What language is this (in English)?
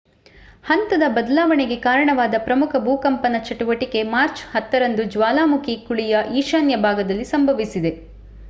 Kannada